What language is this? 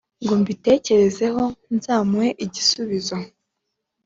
Kinyarwanda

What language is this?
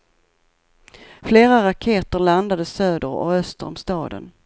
Swedish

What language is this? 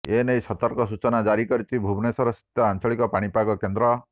Odia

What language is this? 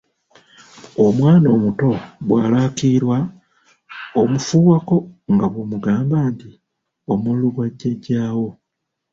Ganda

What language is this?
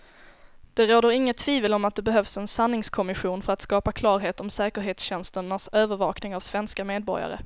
Swedish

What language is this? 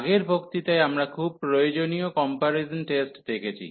Bangla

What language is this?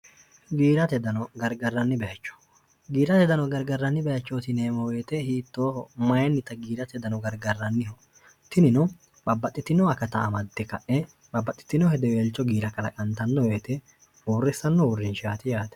Sidamo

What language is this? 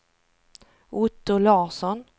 Swedish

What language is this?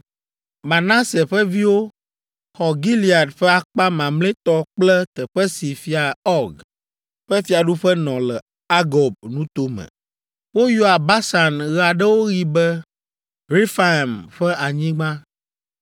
Ewe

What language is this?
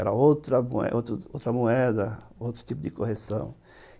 Portuguese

